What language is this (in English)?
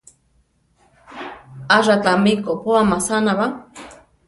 Central Tarahumara